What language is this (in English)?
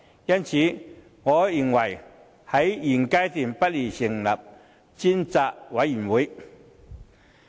Cantonese